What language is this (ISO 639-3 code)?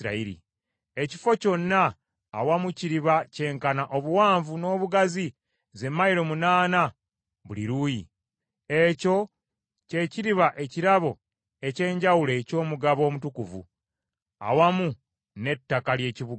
lug